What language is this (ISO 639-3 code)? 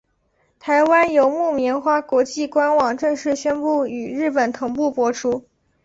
zho